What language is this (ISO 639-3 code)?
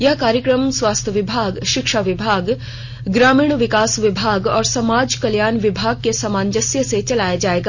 hin